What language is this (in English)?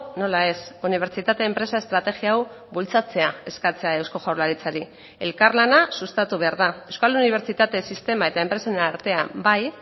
Basque